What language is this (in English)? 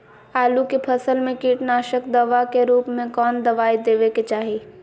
Magahi